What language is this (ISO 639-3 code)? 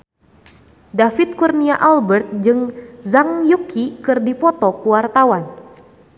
sun